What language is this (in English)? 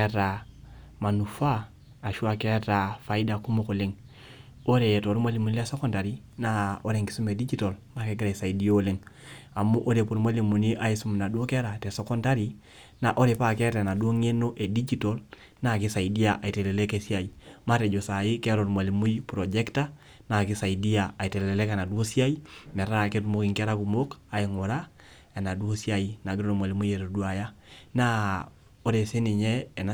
Masai